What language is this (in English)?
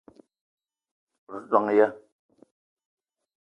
Eton (Cameroon)